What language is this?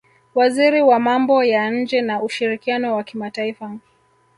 Swahili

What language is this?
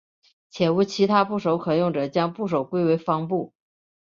Chinese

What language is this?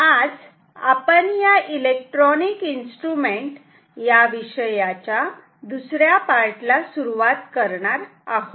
Marathi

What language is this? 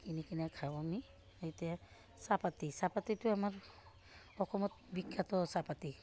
Assamese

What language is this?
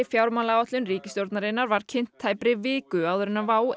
Icelandic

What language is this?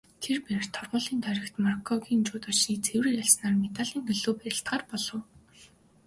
Mongolian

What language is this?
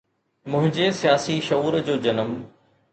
Sindhi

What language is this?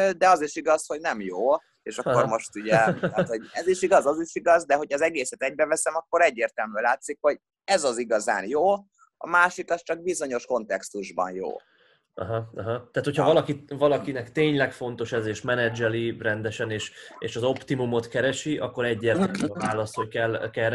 Hungarian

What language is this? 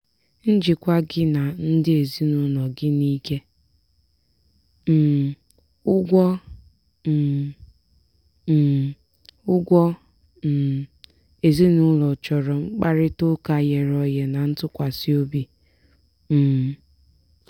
Igbo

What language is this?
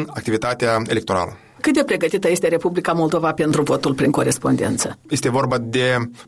Romanian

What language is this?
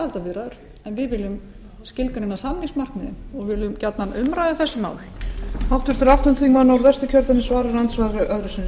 Icelandic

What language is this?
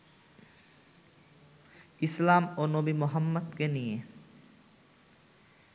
Bangla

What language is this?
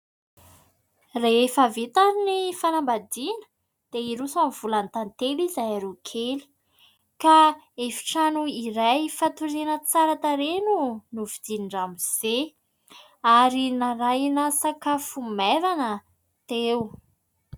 Malagasy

